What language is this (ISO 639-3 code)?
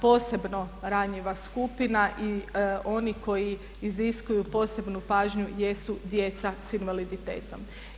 hrv